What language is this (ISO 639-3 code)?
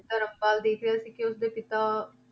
pan